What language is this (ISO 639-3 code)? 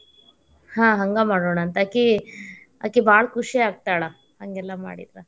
kan